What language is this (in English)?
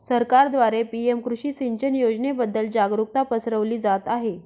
Marathi